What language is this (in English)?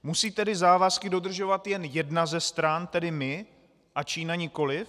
Czech